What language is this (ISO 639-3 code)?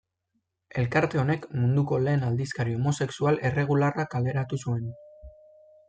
eus